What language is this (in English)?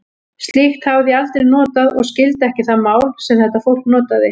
Icelandic